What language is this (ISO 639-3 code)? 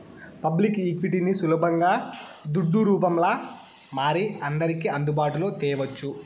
tel